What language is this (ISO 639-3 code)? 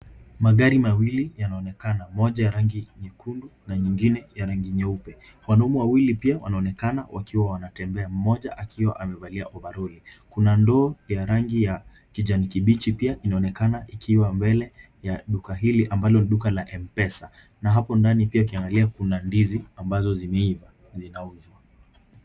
swa